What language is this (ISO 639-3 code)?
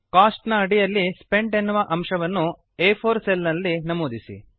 kan